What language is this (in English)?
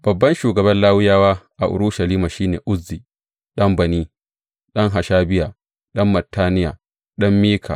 Hausa